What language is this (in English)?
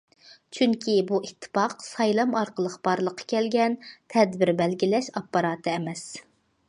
Uyghur